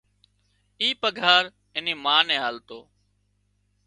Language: Wadiyara Koli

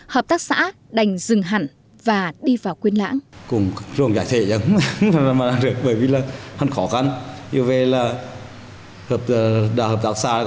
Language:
Vietnamese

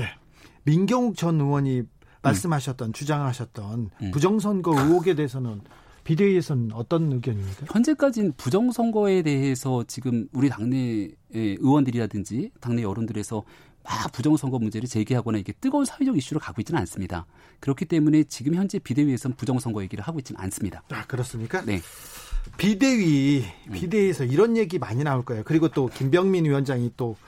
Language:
Korean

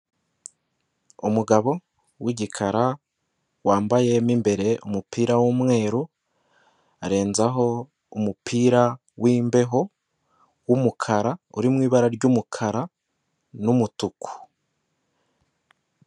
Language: Kinyarwanda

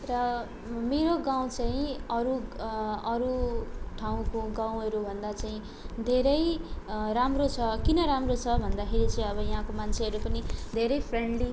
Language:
Nepali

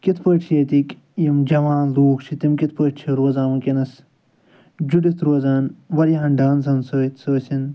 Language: Kashmiri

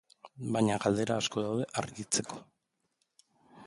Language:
Basque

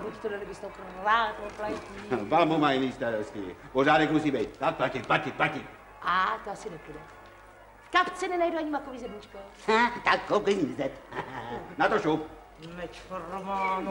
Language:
Czech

